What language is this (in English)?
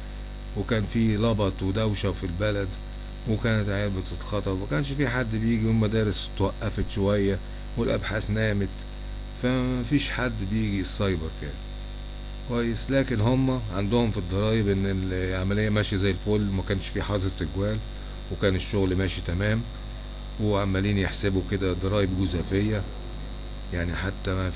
Arabic